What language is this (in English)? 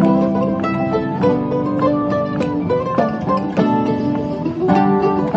Thai